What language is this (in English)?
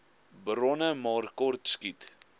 Afrikaans